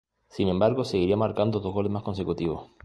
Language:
Spanish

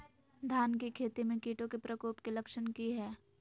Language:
Magahi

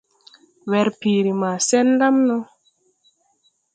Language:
Tupuri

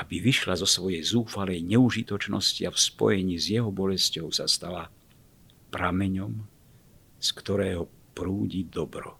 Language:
Slovak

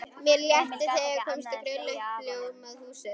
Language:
Icelandic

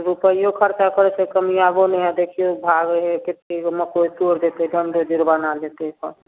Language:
Maithili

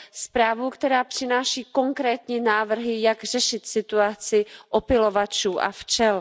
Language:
Czech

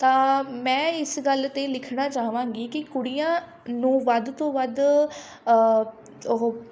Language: Punjabi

